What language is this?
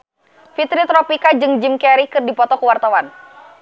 Sundanese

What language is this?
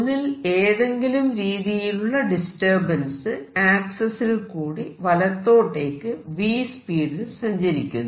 Malayalam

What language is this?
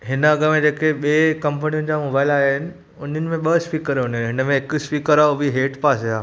Sindhi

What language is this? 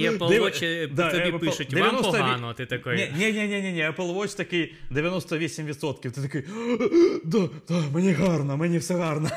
Ukrainian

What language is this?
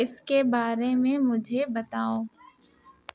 Urdu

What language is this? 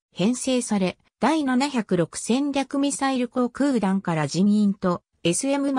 Japanese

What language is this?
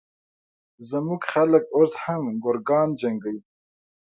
Pashto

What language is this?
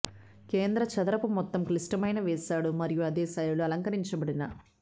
Telugu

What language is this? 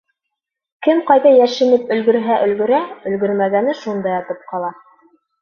Bashkir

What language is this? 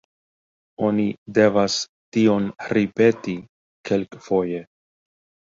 Esperanto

